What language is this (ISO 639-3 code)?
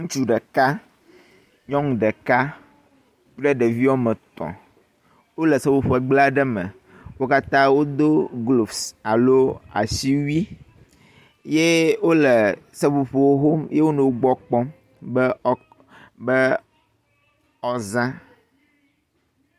ewe